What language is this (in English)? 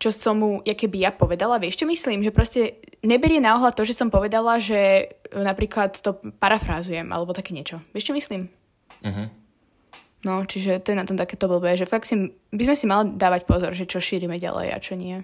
Slovak